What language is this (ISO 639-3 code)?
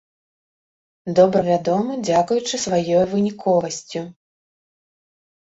bel